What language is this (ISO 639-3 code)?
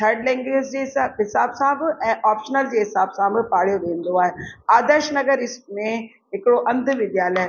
snd